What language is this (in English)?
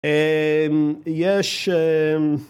Hebrew